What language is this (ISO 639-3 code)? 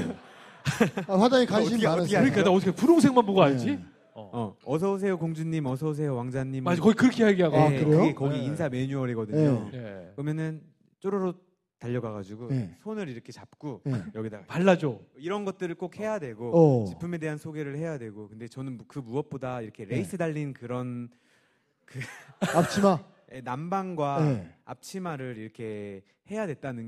kor